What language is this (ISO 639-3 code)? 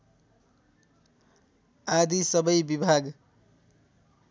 nep